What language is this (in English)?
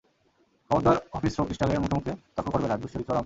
Bangla